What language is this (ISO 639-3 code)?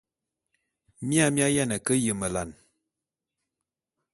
bum